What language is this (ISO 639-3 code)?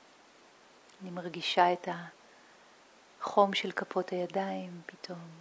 heb